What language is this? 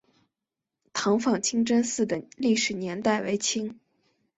Chinese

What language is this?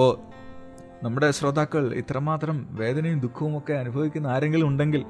Malayalam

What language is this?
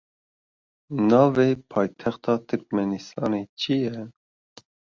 Kurdish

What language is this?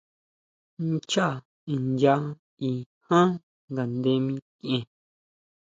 Huautla Mazatec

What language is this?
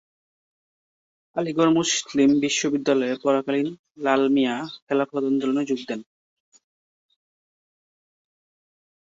Bangla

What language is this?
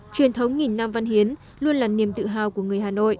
Vietnamese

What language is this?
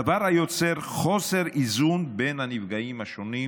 Hebrew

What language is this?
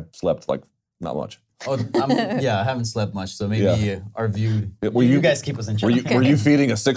English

